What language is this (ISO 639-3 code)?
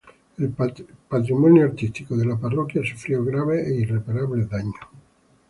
spa